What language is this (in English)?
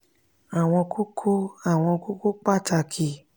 Yoruba